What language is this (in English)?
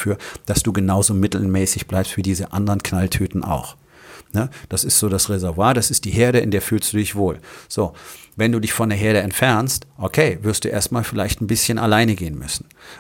German